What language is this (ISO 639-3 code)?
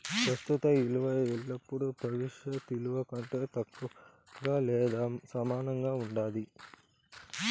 tel